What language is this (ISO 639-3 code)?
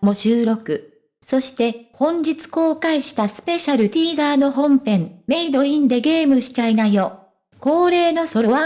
jpn